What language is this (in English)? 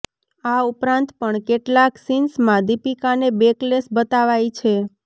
Gujarati